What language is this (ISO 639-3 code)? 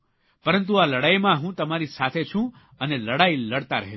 guj